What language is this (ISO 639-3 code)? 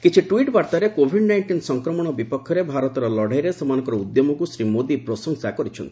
ori